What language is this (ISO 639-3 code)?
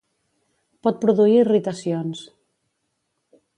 cat